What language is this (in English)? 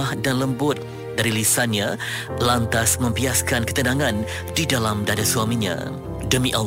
Malay